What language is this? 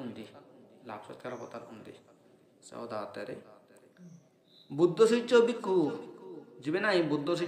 Indonesian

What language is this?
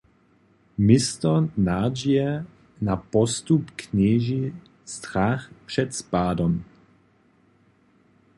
Upper Sorbian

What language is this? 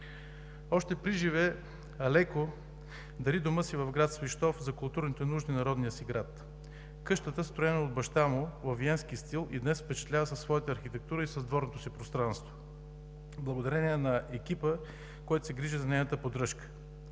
Bulgarian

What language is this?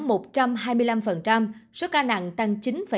Vietnamese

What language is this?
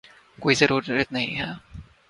Urdu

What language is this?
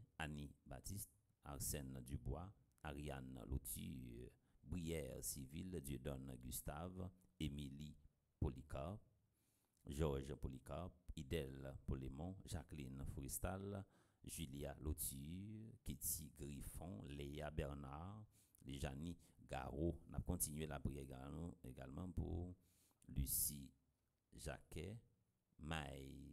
French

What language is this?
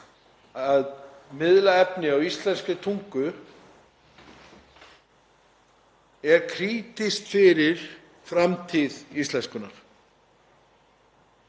Icelandic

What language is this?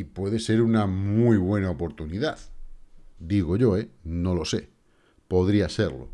Spanish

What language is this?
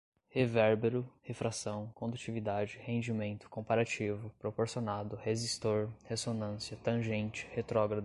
Portuguese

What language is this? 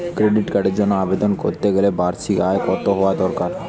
Bangla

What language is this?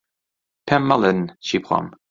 Central Kurdish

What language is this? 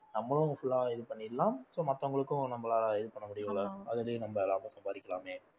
Tamil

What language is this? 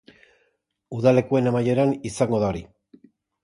Basque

